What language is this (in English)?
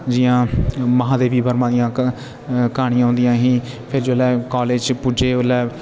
Dogri